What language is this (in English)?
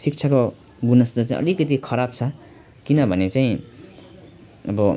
Nepali